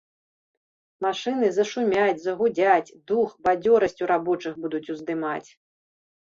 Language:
Belarusian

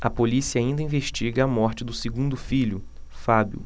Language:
Portuguese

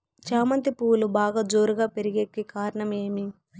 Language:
Telugu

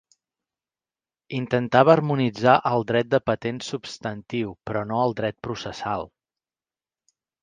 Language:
Catalan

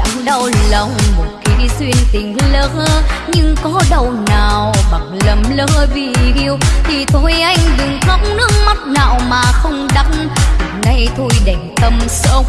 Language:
Vietnamese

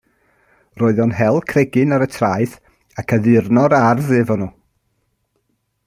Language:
Welsh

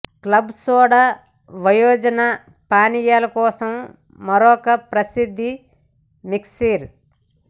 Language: Telugu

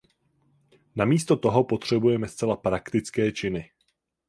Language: Czech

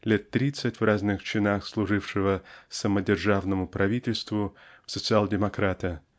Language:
Russian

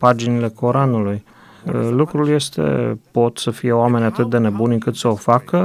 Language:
Romanian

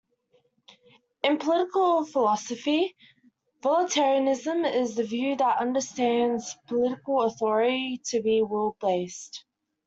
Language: English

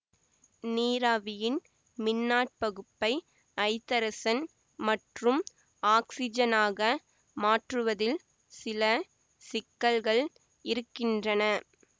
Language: Tamil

